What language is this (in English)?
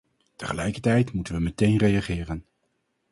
Dutch